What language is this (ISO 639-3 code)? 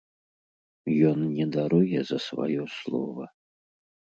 bel